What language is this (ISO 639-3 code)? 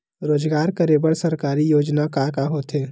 hne